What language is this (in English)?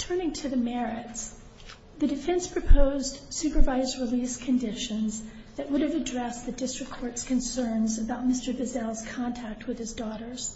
English